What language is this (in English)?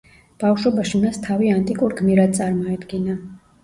Georgian